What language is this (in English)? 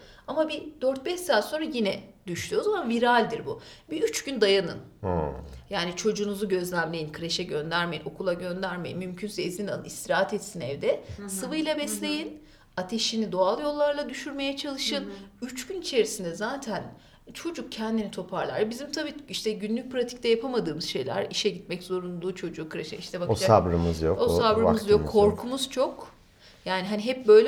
Turkish